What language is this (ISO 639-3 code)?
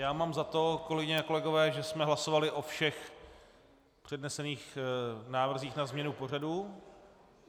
ces